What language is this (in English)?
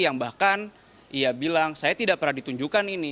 Indonesian